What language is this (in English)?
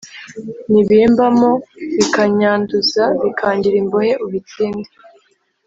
Kinyarwanda